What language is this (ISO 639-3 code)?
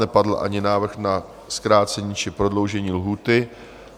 ces